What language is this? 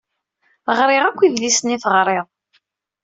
Kabyle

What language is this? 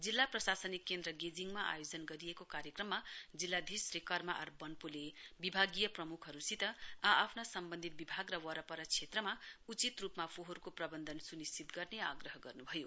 Nepali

